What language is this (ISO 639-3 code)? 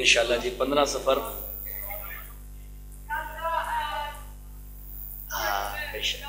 ara